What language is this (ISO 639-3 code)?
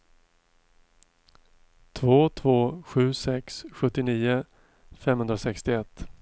swe